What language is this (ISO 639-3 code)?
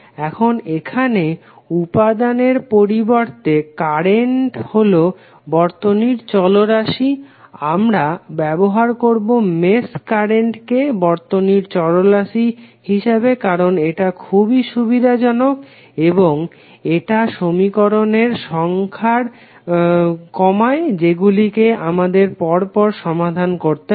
ben